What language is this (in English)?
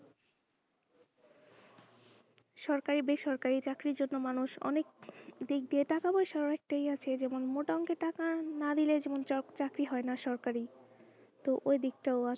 Bangla